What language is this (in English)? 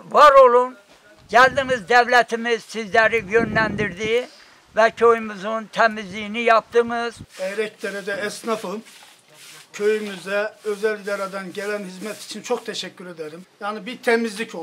Turkish